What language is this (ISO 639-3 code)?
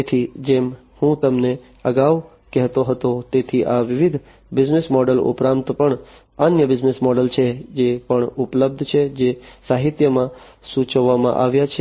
guj